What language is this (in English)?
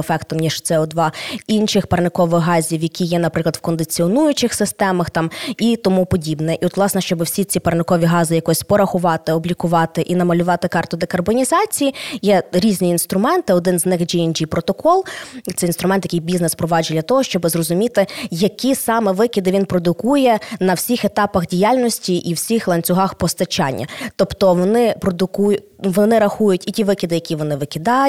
Ukrainian